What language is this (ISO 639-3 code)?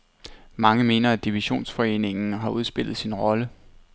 dan